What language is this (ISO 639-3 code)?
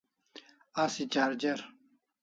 kls